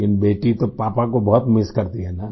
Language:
Hindi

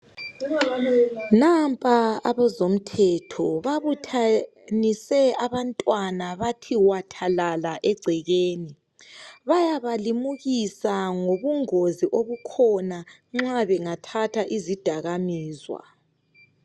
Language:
North Ndebele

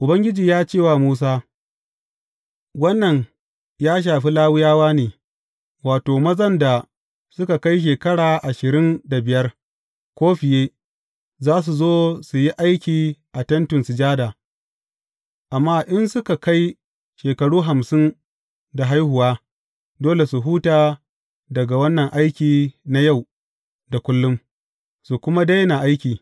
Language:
Hausa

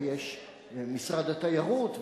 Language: Hebrew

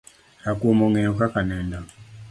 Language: Luo (Kenya and Tanzania)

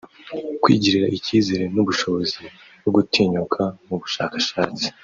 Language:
Kinyarwanda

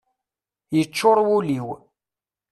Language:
Kabyle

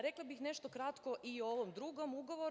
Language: Serbian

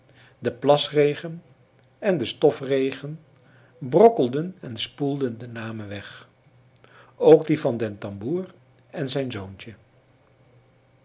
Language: Dutch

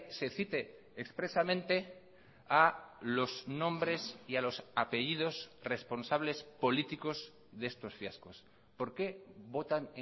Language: Spanish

